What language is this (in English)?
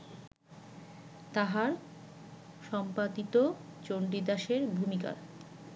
Bangla